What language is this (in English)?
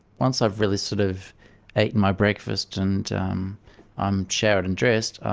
English